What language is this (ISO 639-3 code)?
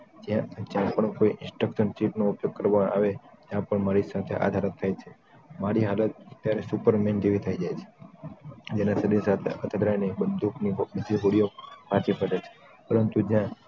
guj